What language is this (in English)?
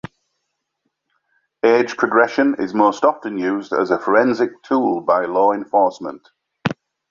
English